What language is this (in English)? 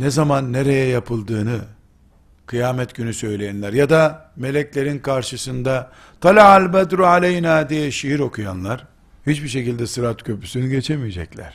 Turkish